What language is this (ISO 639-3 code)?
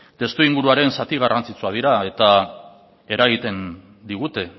eus